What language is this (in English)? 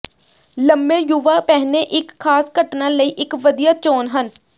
Punjabi